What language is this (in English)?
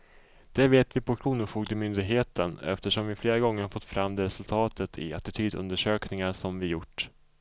Swedish